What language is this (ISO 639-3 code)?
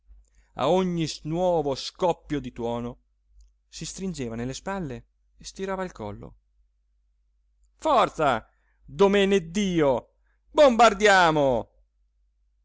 ita